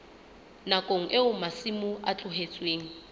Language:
Southern Sotho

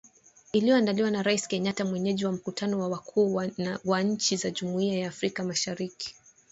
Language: Swahili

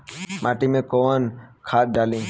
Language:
Bhojpuri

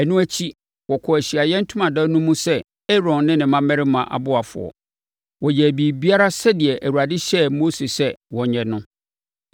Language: Akan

